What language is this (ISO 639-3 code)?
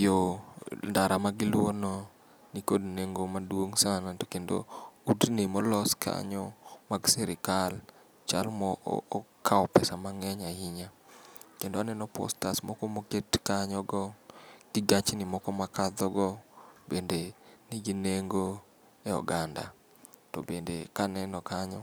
luo